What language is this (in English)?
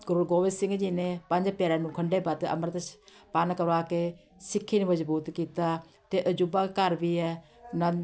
Punjabi